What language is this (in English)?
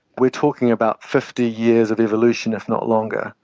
English